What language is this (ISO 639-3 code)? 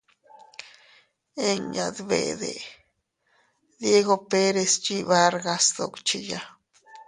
cut